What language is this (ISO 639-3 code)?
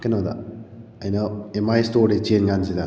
mni